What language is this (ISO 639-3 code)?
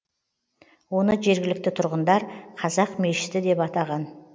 kaz